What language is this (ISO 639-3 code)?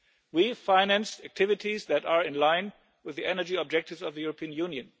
eng